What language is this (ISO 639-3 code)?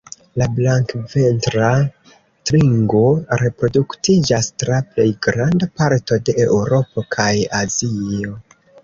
epo